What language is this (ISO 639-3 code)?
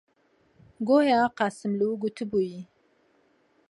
ckb